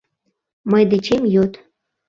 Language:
Mari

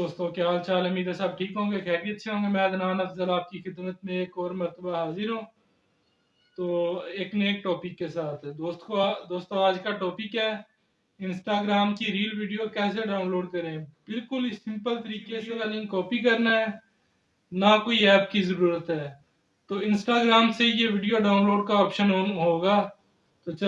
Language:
Urdu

